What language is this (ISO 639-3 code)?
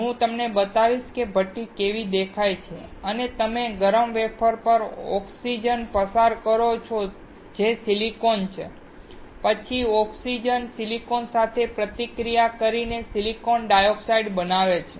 guj